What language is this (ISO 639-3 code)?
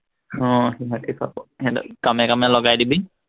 asm